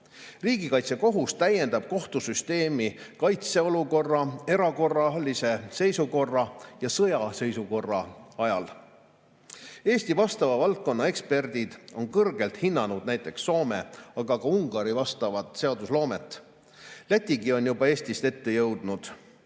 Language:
Estonian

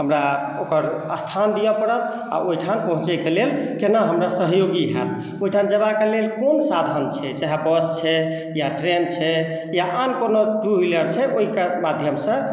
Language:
Maithili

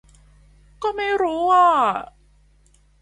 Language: Thai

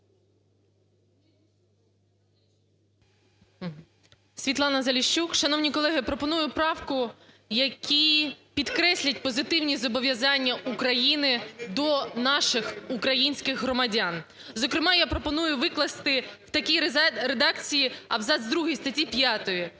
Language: Ukrainian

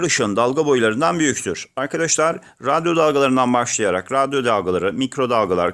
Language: Turkish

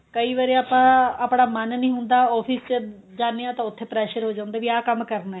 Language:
Punjabi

